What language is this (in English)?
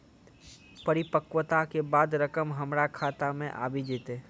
Maithili